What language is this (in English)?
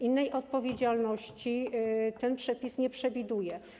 Polish